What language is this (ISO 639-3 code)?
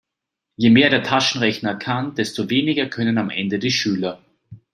deu